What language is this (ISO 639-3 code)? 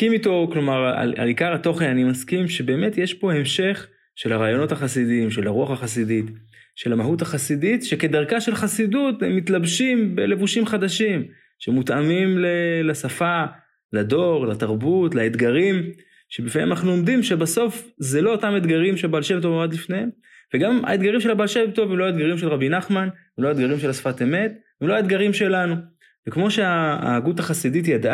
heb